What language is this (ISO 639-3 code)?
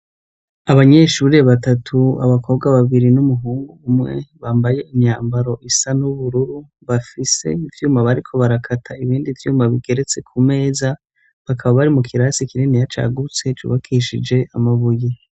run